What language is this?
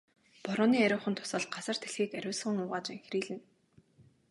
Mongolian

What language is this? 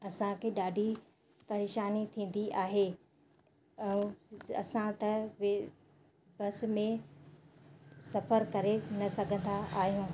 Sindhi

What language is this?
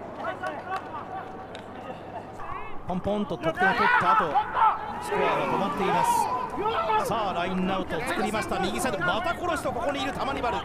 Japanese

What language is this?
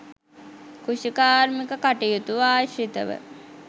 Sinhala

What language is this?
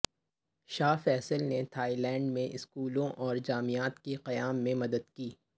Urdu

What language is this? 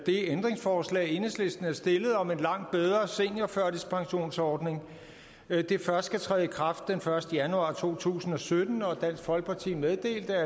Danish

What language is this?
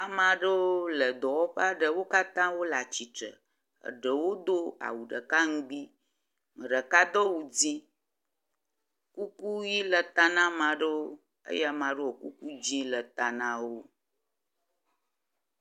Ewe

